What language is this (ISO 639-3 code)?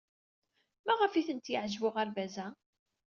kab